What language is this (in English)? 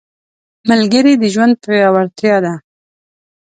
Pashto